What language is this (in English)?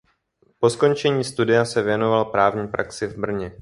Czech